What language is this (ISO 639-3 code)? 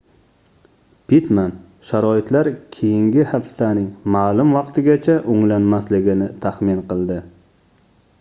uzb